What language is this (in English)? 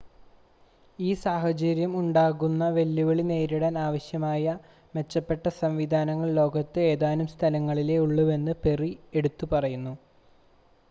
Malayalam